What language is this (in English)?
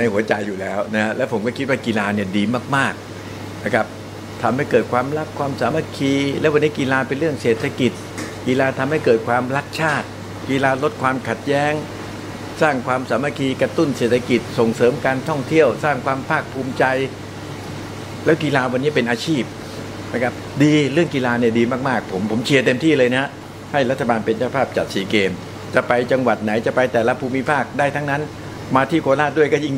Thai